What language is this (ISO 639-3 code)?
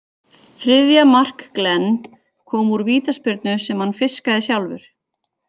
isl